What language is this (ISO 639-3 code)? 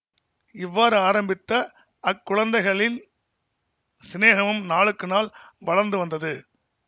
tam